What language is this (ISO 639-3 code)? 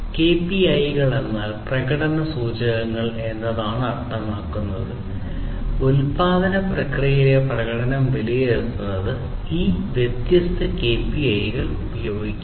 mal